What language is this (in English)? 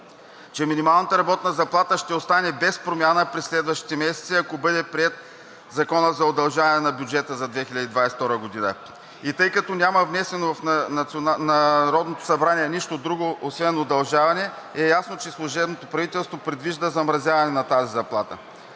Bulgarian